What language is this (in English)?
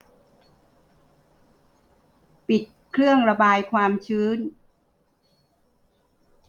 Thai